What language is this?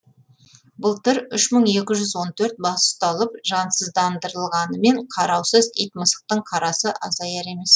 Kazakh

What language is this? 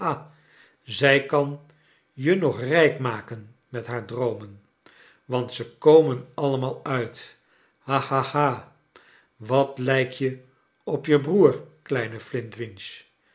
Dutch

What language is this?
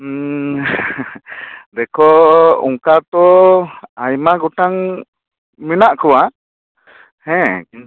Santali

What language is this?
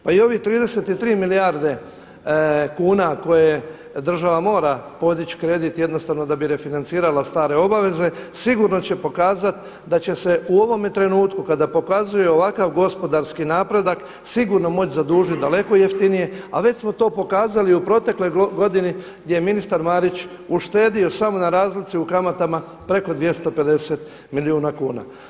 Croatian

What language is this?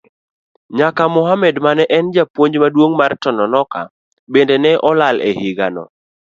Luo (Kenya and Tanzania)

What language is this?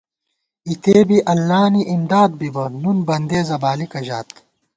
Gawar-Bati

